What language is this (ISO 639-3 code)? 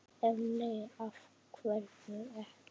isl